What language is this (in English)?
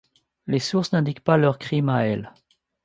French